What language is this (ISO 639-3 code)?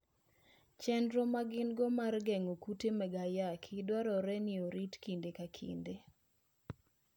luo